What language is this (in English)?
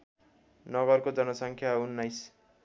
Nepali